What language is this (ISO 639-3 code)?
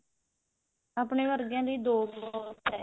pan